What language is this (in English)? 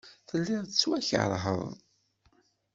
Kabyle